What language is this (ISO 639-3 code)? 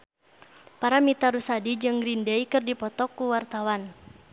sun